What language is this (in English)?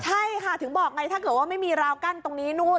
Thai